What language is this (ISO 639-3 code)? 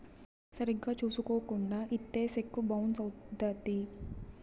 tel